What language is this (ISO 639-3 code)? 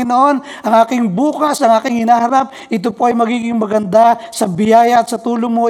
fil